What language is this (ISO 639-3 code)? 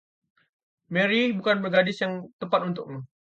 ind